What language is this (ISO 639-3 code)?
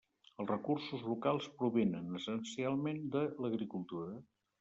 cat